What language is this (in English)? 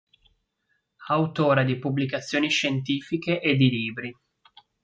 Italian